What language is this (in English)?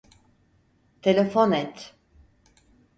Turkish